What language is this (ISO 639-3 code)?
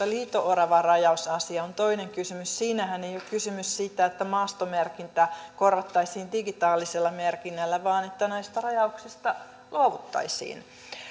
fin